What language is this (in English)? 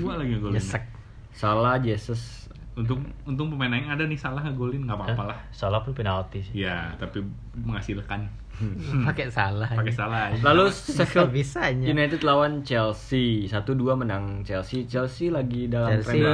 Indonesian